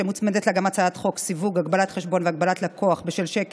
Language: Hebrew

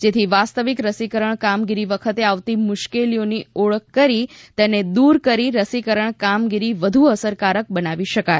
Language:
Gujarati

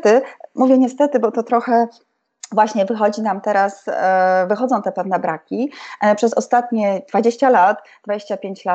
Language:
Polish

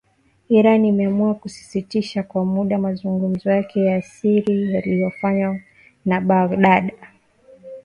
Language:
Swahili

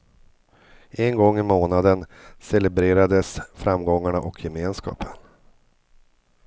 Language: Swedish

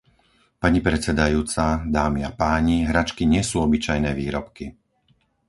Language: Slovak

